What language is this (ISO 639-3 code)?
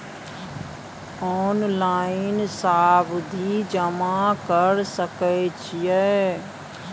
mai